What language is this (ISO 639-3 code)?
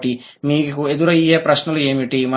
tel